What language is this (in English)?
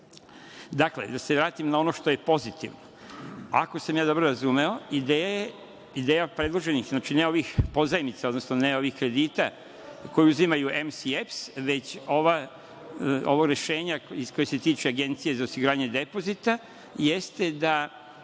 Serbian